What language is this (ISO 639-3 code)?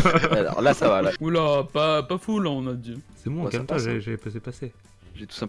fra